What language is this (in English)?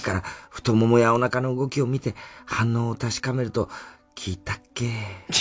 Japanese